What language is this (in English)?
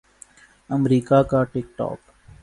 Urdu